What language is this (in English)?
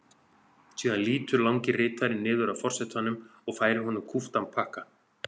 Icelandic